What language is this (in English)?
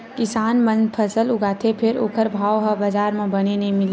Chhattisgarhi